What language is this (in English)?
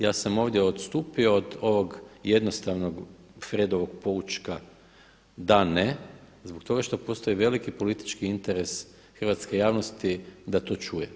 Croatian